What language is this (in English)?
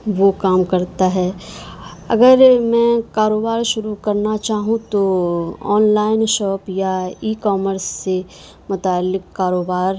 Urdu